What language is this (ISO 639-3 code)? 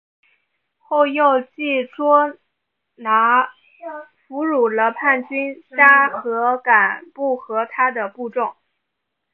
zho